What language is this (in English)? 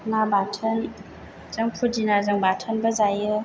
Bodo